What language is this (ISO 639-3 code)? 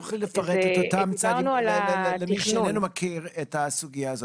heb